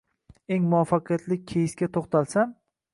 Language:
Uzbek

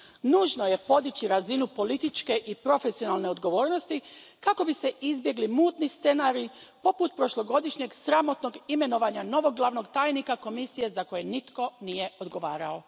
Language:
Croatian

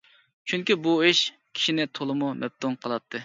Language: Uyghur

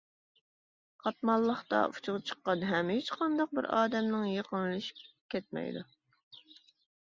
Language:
Uyghur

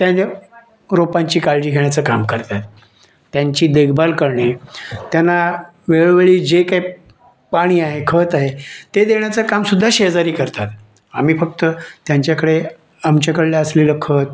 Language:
Marathi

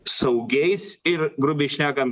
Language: Lithuanian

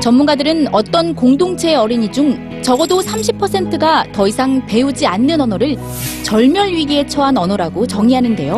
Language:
Korean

